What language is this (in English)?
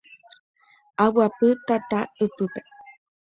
Guarani